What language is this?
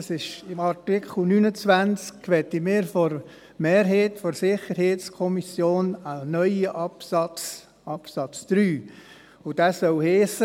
Swiss German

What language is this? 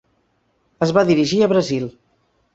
Catalan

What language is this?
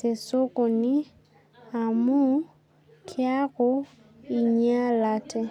Masai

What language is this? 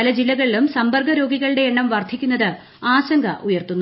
Malayalam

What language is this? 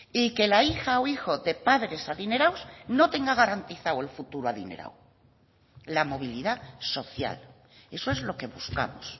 Spanish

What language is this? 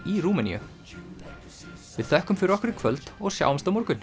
Icelandic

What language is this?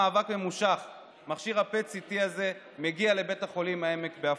Hebrew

